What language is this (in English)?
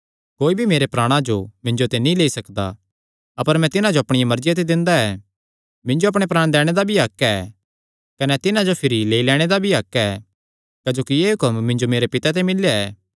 Kangri